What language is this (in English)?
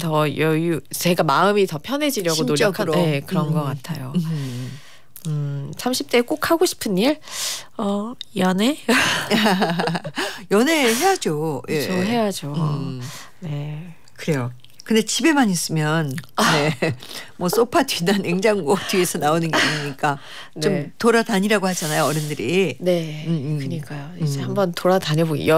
Korean